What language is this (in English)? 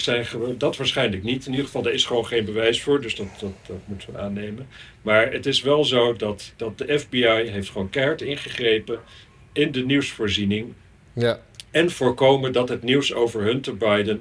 Dutch